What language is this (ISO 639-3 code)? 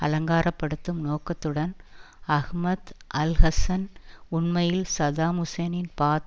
tam